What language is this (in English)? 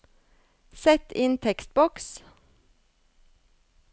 Norwegian